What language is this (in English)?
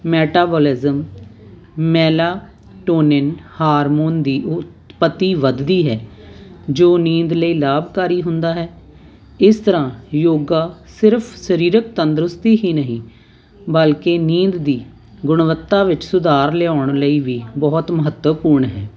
Punjabi